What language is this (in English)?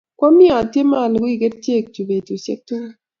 Kalenjin